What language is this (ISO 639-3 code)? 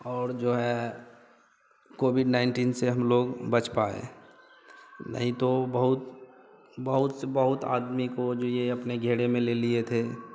hin